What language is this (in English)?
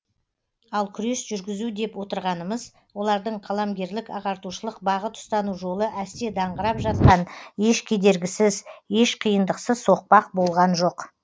Kazakh